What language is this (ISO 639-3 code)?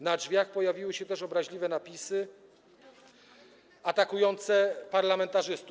pol